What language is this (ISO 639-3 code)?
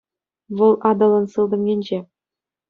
chv